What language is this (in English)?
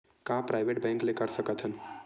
Chhattisgarhi